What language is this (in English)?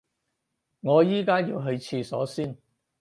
Cantonese